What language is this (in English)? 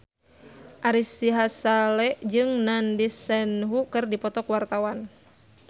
Sundanese